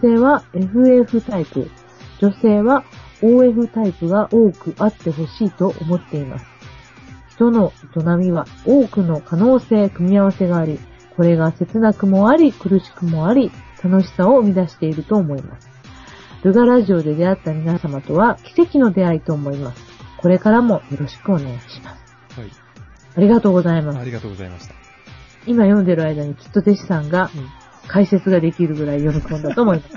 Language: Japanese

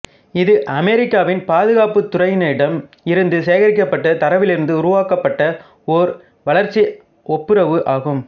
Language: Tamil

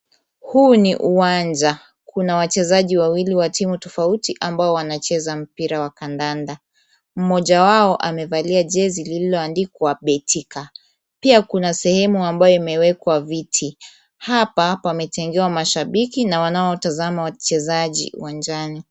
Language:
Swahili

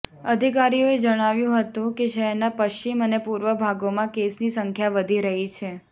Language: Gujarati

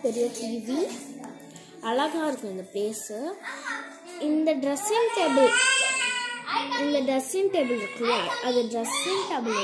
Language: Hindi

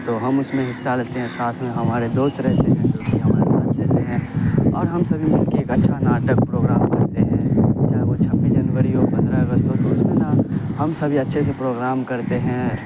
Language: Urdu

